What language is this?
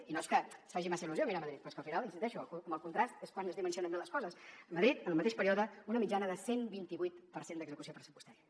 Catalan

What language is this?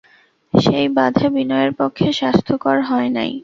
Bangla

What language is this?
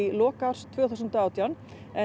Icelandic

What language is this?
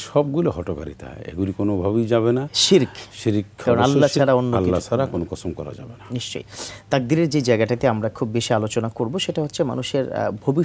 Arabic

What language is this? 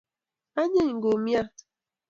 Kalenjin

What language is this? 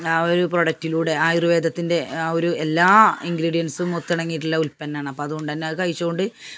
Malayalam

